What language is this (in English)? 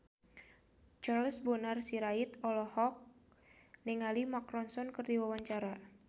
Sundanese